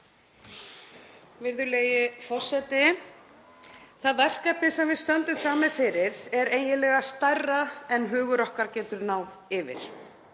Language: Icelandic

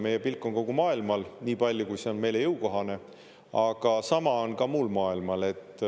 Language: Estonian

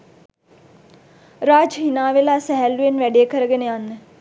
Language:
Sinhala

